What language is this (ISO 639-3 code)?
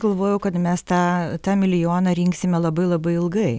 lit